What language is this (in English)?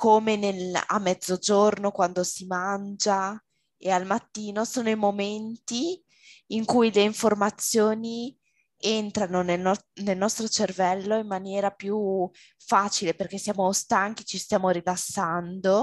Italian